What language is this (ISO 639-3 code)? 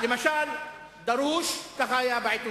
heb